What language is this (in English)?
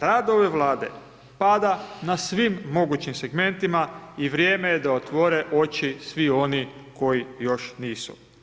Croatian